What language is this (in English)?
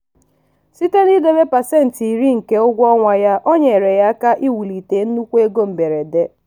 Igbo